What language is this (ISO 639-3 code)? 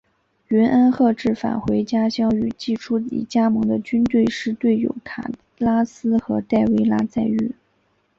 zho